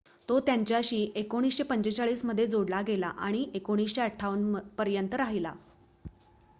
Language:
Marathi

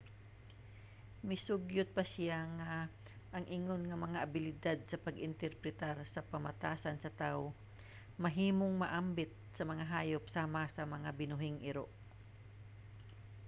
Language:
Cebuano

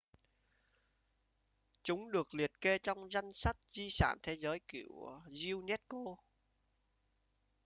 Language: Vietnamese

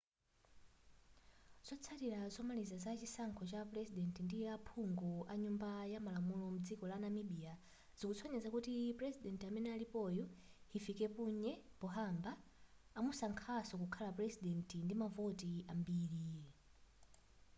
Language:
Nyanja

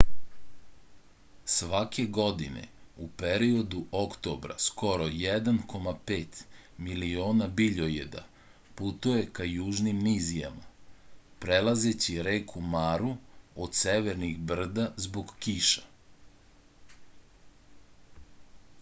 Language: Serbian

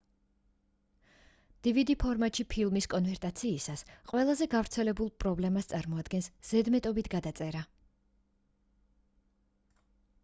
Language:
Georgian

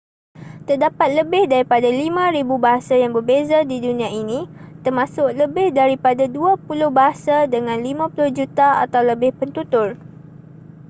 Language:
Malay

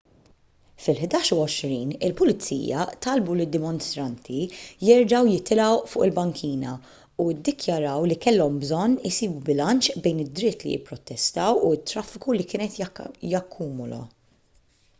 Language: Maltese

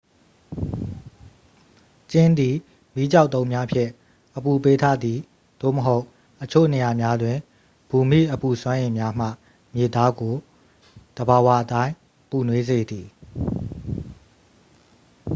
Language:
Burmese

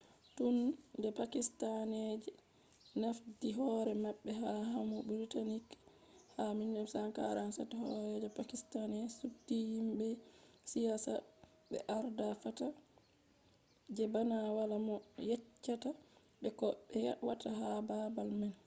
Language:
Fula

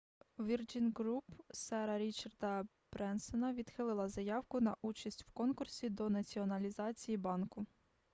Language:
Ukrainian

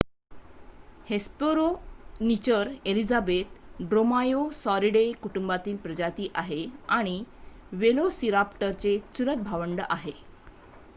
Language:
Marathi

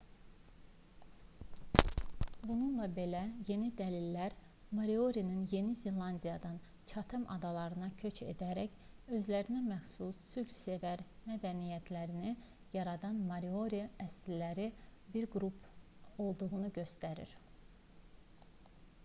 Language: Azerbaijani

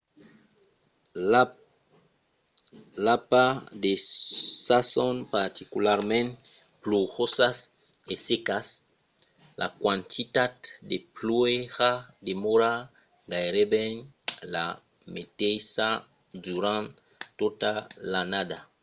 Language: Occitan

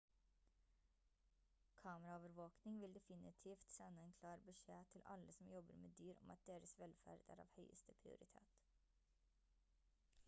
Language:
Norwegian Bokmål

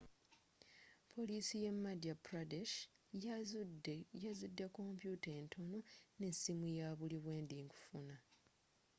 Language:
Ganda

